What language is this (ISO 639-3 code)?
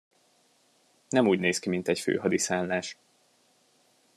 hun